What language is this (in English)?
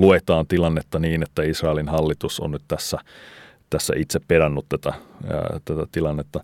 Finnish